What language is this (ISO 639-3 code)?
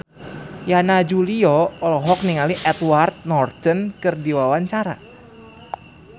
sun